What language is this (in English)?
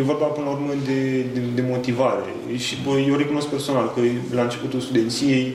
Romanian